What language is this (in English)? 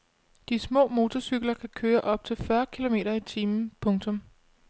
Danish